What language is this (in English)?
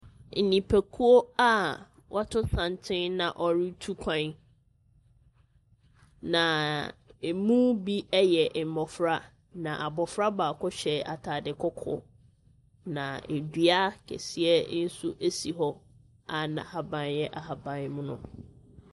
Akan